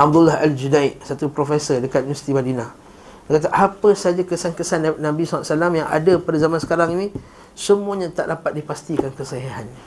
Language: Malay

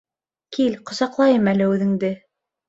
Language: Bashkir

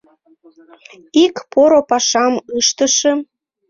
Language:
Mari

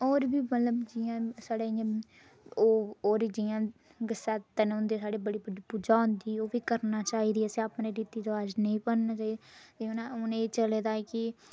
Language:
Dogri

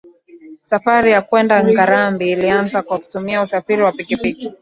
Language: Swahili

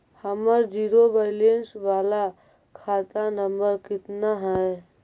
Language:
Magahi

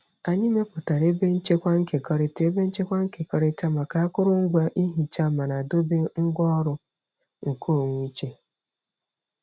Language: Igbo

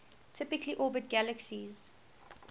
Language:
English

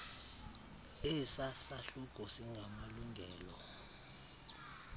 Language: Xhosa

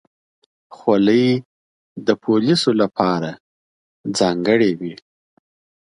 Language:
Pashto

